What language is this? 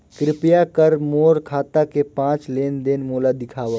Chhattisgarhi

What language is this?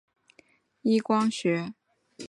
Chinese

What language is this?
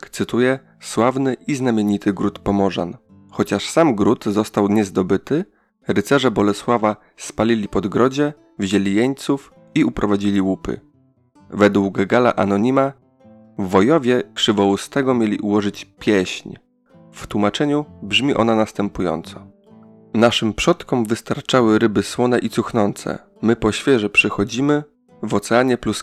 Polish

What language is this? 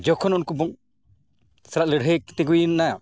Santali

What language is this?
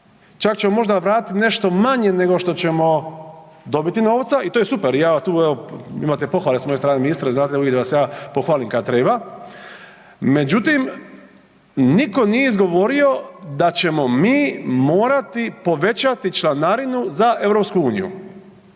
Croatian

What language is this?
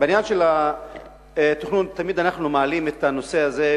Hebrew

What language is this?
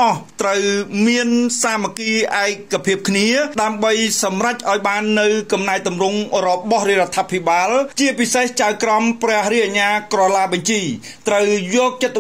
Thai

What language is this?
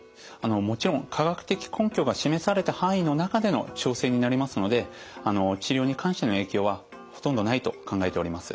Japanese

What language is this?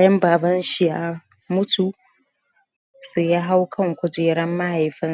Hausa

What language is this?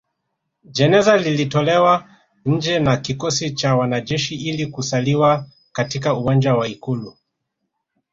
Swahili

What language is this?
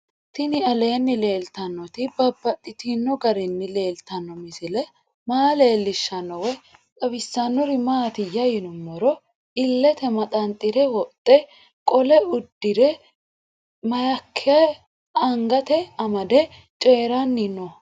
Sidamo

